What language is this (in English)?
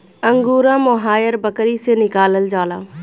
Bhojpuri